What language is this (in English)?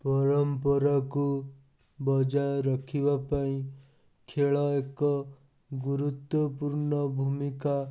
Odia